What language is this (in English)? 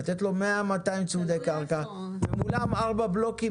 Hebrew